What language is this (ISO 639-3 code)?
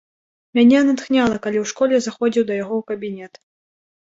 bel